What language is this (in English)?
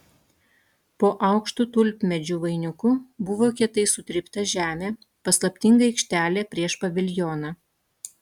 Lithuanian